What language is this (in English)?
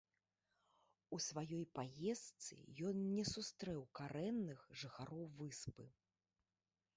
Belarusian